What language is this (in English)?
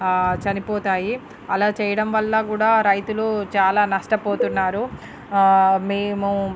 Telugu